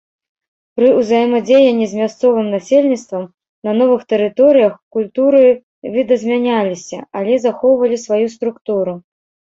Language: Belarusian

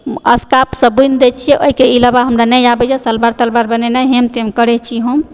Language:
Maithili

